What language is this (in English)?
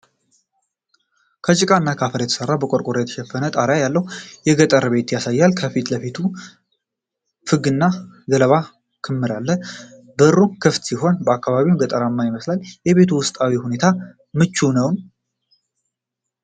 Amharic